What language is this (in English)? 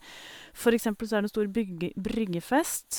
Norwegian